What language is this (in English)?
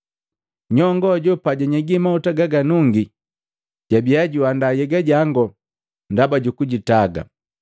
Matengo